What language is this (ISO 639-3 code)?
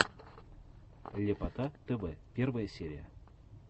rus